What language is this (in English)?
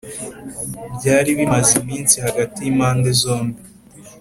Kinyarwanda